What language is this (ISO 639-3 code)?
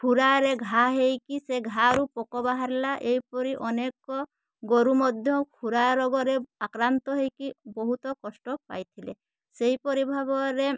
ori